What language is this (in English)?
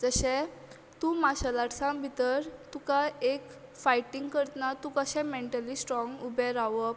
Konkani